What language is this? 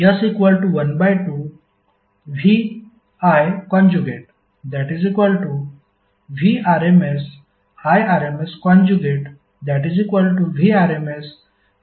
Marathi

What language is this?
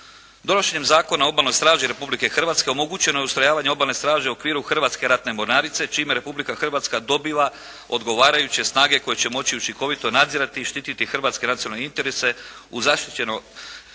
Croatian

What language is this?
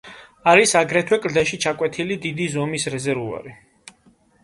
Georgian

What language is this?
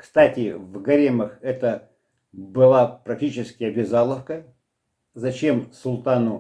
Russian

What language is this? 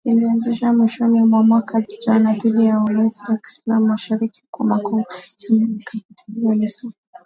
Swahili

